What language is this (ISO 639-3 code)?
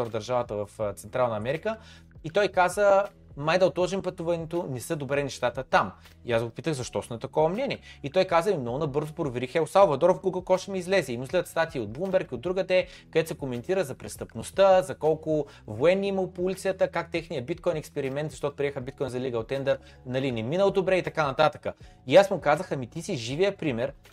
bul